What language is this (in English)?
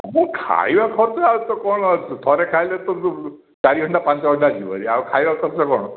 Odia